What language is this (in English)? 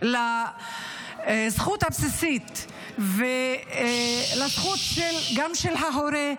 Hebrew